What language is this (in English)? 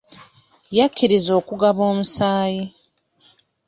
Ganda